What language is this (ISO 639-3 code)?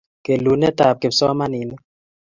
kln